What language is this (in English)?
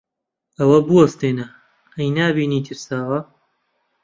Central Kurdish